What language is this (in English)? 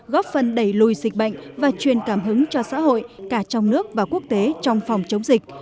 Vietnamese